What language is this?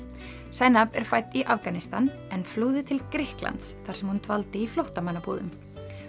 Icelandic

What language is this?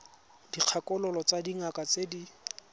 Tswana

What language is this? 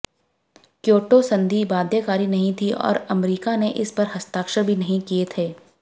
Hindi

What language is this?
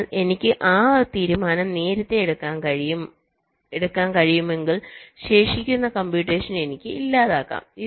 Malayalam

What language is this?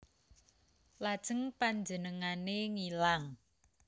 Javanese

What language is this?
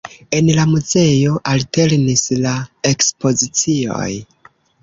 Esperanto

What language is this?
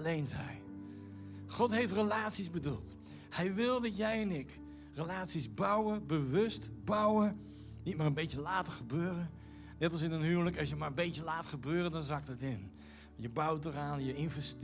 Dutch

